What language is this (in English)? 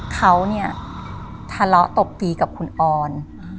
Thai